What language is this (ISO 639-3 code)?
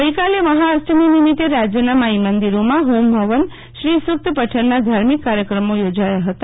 guj